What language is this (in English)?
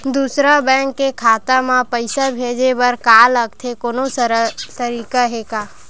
Chhattisgarhi